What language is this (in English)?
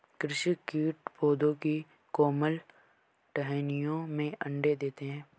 Hindi